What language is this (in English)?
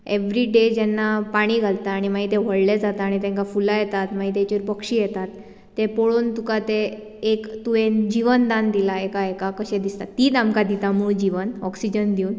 Konkani